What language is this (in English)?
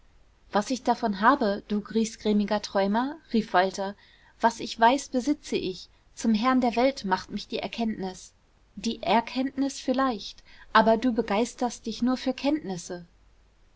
German